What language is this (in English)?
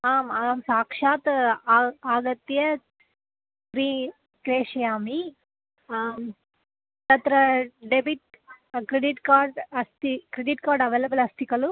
Sanskrit